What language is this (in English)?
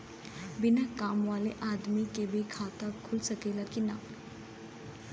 Bhojpuri